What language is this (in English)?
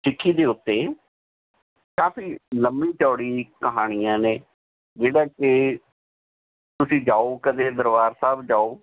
Punjabi